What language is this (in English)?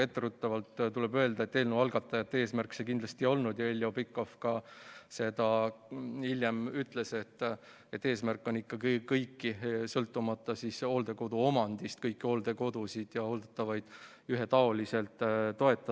Estonian